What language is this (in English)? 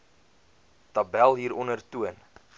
Afrikaans